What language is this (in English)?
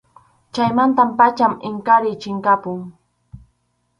Arequipa-La Unión Quechua